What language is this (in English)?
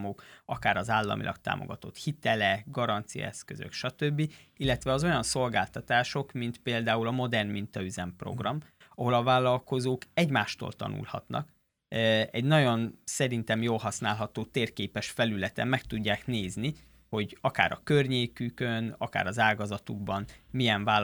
Hungarian